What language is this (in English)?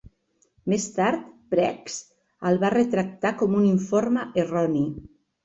Catalan